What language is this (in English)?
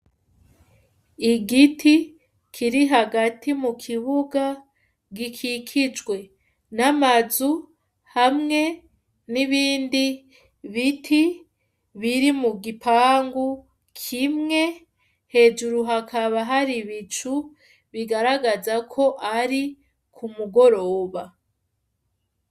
Rundi